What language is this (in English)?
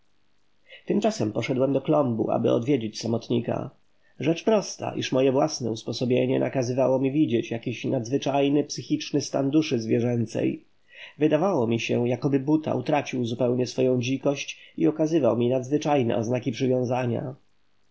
Polish